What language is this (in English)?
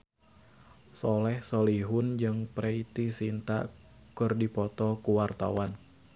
Sundanese